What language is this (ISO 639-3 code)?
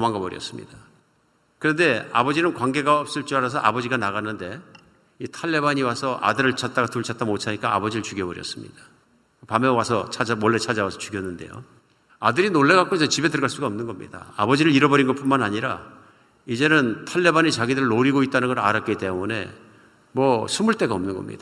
kor